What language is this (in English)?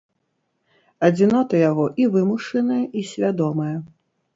Belarusian